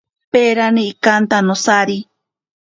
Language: Ashéninka Perené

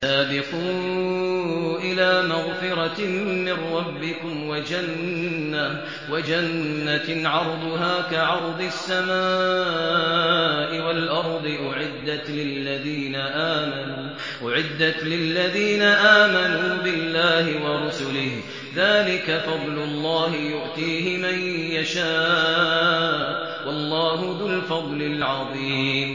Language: Arabic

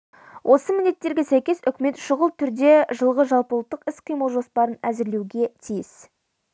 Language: Kazakh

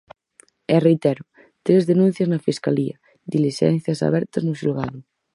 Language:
Galician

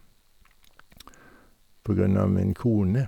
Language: Norwegian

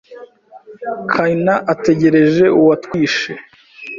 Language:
Kinyarwanda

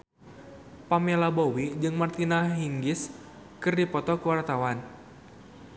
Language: Sundanese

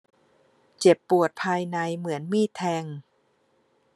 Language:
Thai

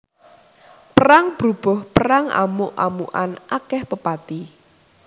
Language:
Javanese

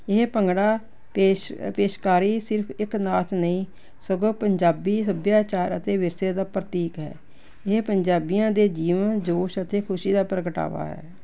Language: Punjabi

